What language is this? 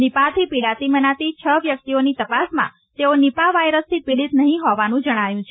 Gujarati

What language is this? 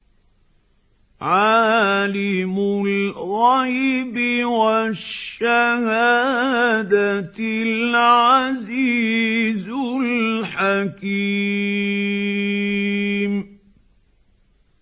Arabic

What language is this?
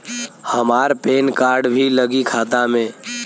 Bhojpuri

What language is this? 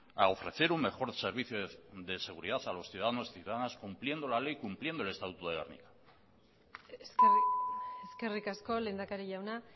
Spanish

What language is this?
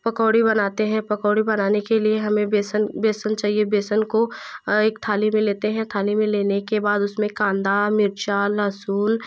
Hindi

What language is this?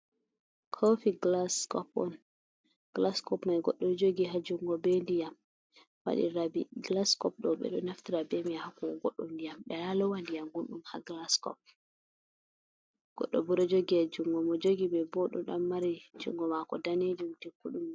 Fula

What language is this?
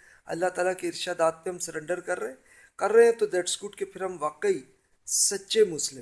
Urdu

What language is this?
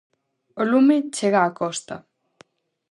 Galician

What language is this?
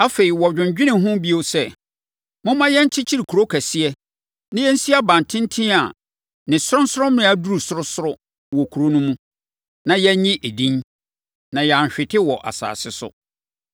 Akan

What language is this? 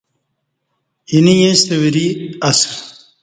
Kati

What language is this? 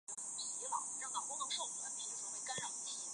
Chinese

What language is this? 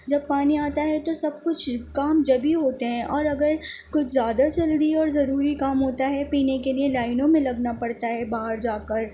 Urdu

